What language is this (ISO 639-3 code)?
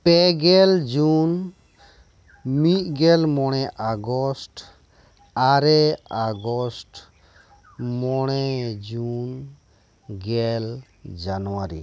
sat